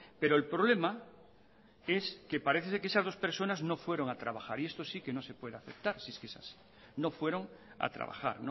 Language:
Spanish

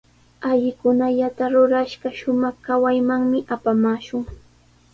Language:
Sihuas Ancash Quechua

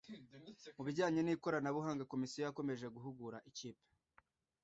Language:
Kinyarwanda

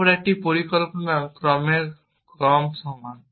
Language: Bangla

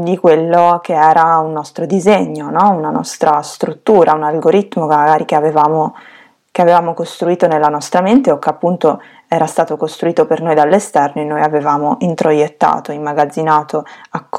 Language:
Italian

